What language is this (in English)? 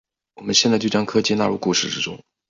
Chinese